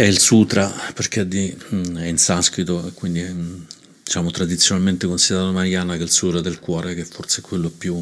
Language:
Italian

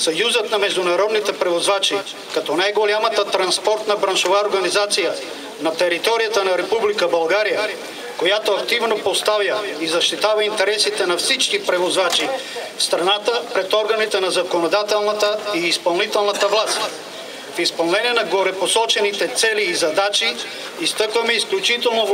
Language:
Bulgarian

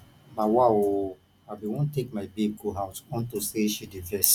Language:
Nigerian Pidgin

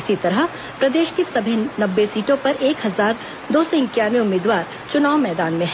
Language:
Hindi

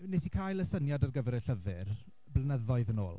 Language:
Welsh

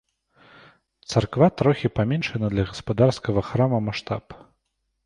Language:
Belarusian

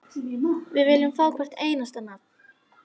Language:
Icelandic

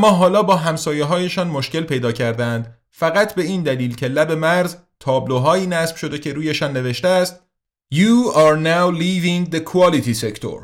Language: Persian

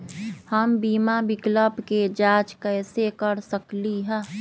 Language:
Magahi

